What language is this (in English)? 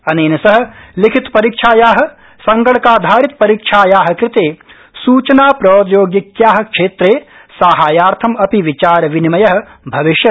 Sanskrit